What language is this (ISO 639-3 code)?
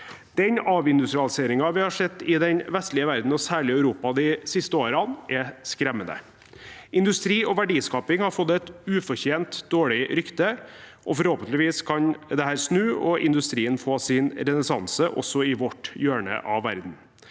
nor